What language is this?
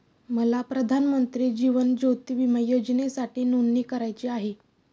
Marathi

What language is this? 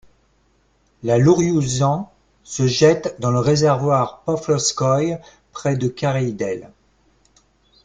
French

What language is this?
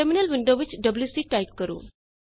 Punjabi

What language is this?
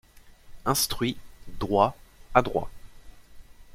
French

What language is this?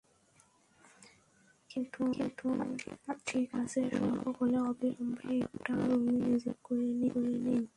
Bangla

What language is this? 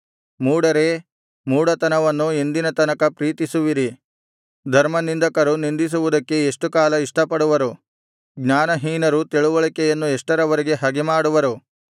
Kannada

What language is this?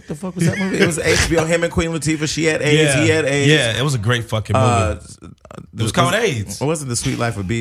English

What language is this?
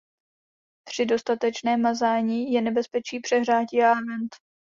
Czech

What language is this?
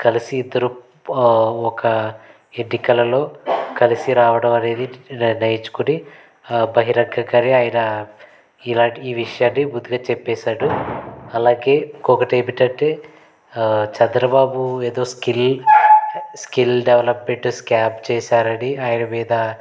Telugu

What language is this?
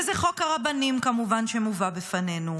Hebrew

